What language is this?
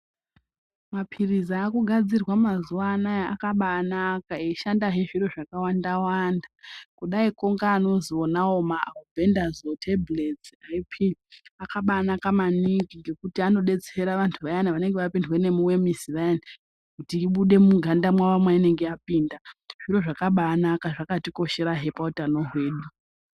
Ndau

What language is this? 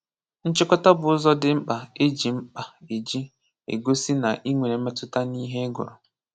Igbo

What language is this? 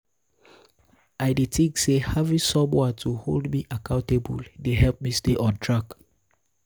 Nigerian Pidgin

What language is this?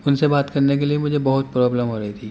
Urdu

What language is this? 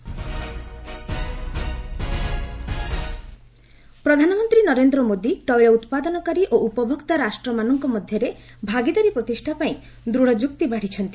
Odia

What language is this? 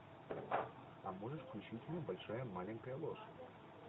Russian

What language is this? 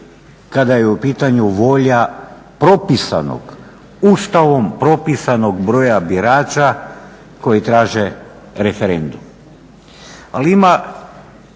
Croatian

